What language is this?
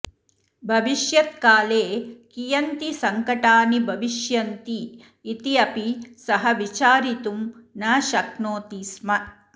Sanskrit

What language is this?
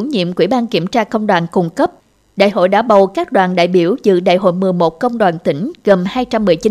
Vietnamese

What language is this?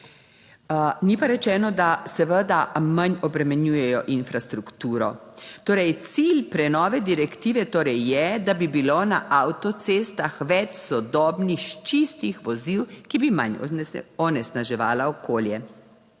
Slovenian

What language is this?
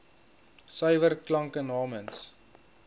Afrikaans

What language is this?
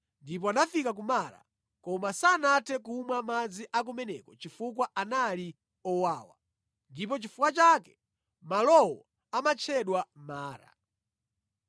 Nyanja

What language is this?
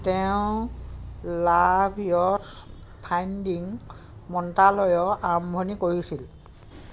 Assamese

